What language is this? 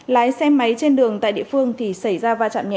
Vietnamese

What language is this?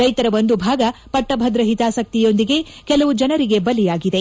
Kannada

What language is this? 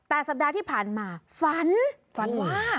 Thai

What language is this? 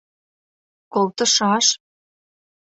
Mari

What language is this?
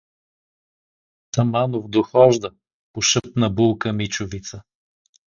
Bulgarian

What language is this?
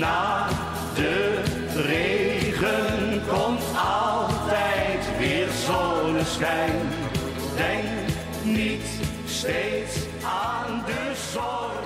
Dutch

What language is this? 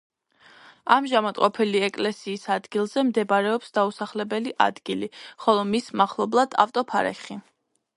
Georgian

